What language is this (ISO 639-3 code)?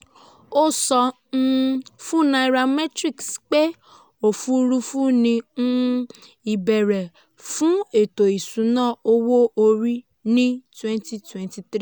yor